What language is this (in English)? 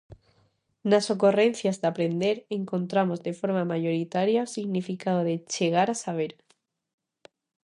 Galician